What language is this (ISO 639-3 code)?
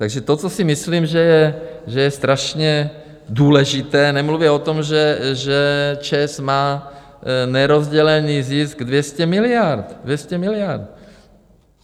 ces